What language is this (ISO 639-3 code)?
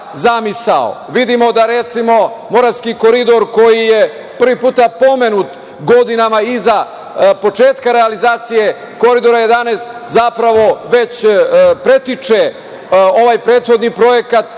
srp